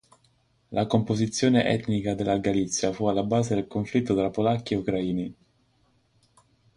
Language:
Italian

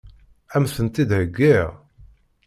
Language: Kabyle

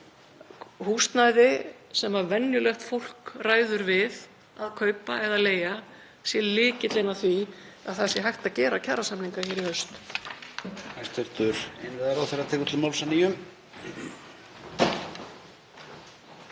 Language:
Icelandic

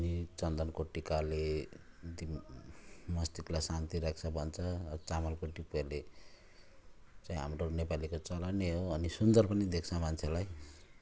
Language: Nepali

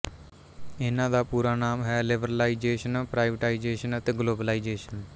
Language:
Punjabi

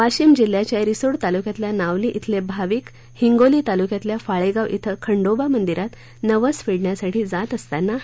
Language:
Marathi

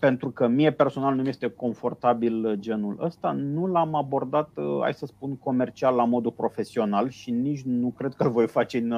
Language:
Romanian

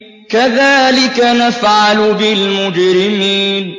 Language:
Arabic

